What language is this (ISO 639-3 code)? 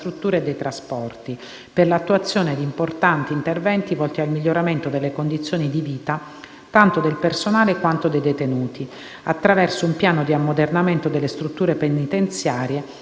ita